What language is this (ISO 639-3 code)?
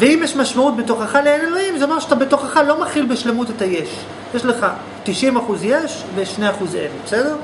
heb